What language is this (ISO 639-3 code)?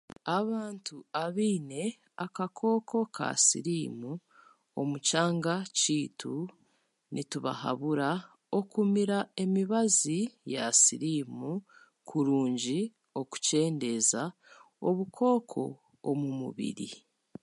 cgg